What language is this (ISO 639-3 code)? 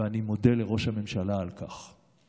heb